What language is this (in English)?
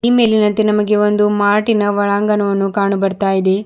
Kannada